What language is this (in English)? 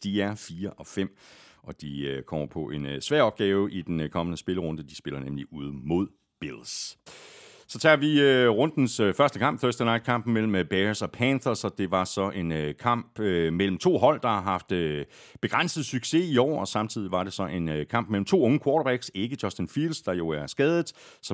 Danish